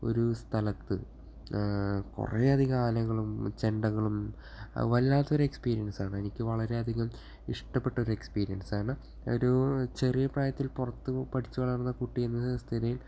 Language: Malayalam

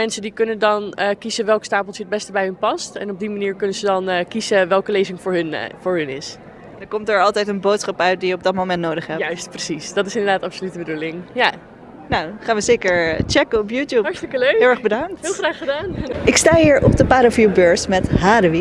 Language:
Dutch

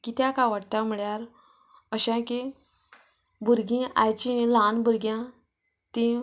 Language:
Konkani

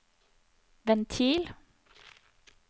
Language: Norwegian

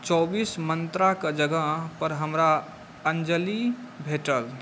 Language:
Maithili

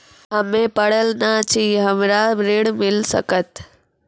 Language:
Maithili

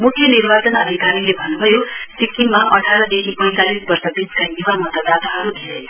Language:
Nepali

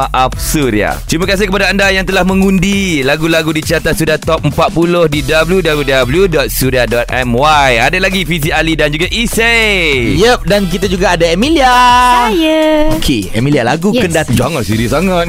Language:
Malay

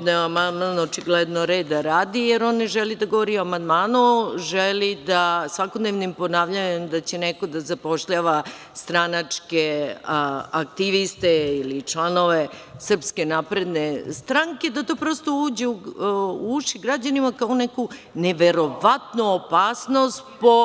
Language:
Serbian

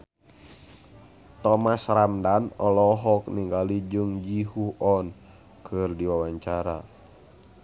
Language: Sundanese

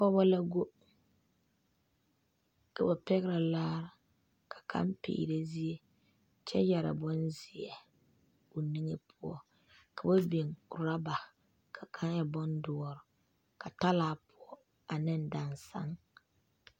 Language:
Southern Dagaare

